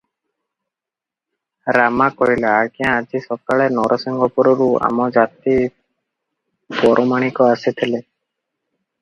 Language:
Odia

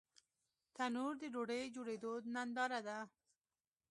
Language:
Pashto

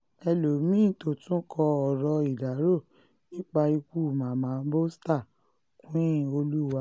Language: Yoruba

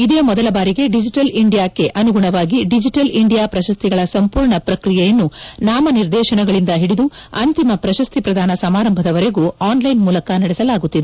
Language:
Kannada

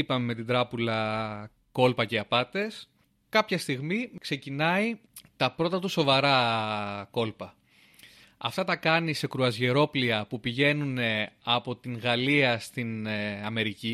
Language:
Greek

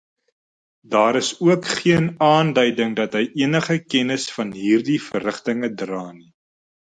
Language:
Afrikaans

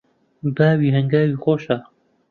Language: Central Kurdish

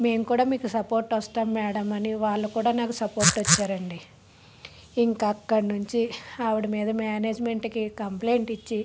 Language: Telugu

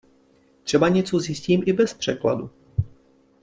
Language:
Czech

